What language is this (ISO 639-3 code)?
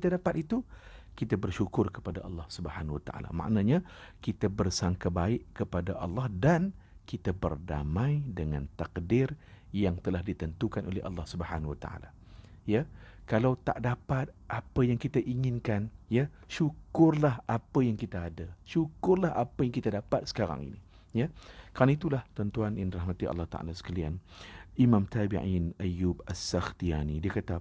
msa